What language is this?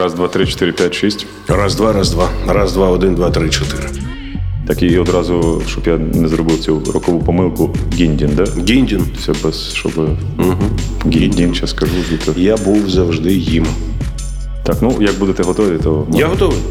Ukrainian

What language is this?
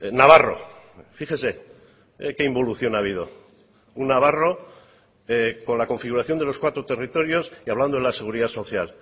Spanish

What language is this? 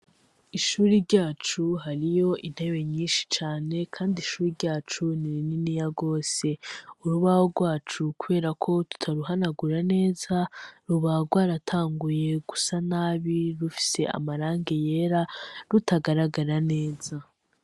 Rundi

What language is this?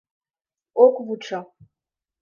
Mari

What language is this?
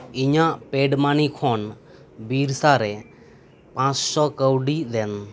Santali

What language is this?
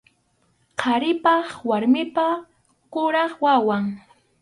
Arequipa-La Unión Quechua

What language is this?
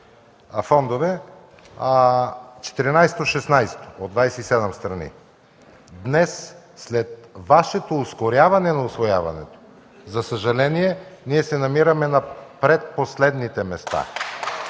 Bulgarian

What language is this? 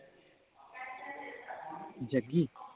Punjabi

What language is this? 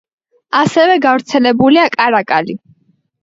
Georgian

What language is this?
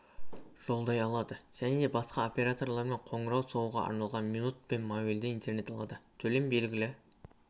Kazakh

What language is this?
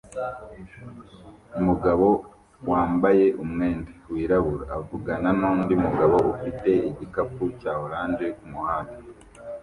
Kinyarwanda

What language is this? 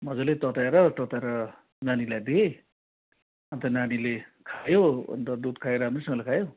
Nepali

